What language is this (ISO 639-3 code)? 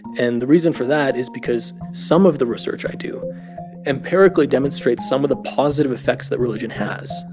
eng